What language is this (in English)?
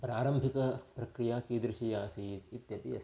Sanskrit